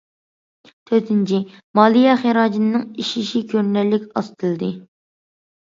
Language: Uyghur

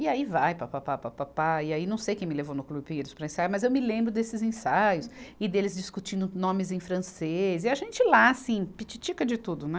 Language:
Portuguese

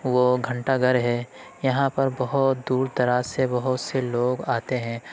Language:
Urdu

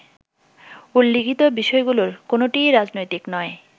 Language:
Bangla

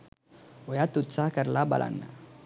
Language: Sinhala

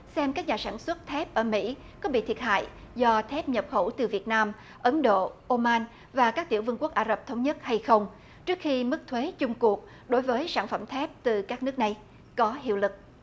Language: Vietnamese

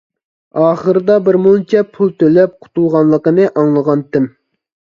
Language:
Uyghur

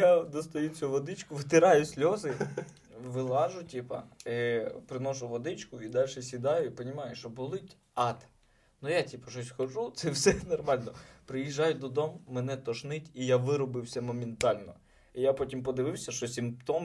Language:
Ukrainian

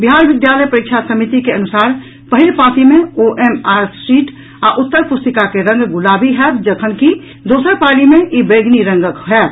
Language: Maithili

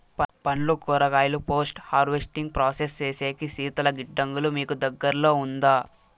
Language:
Telugu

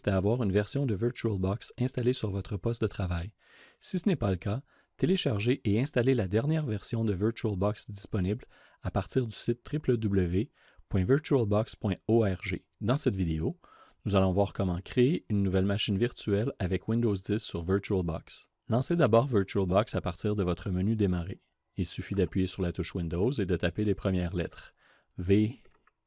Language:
French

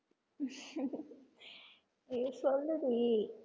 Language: Tamil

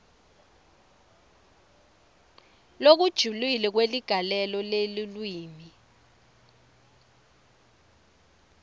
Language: Swati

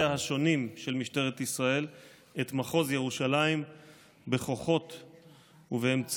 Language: Hebrew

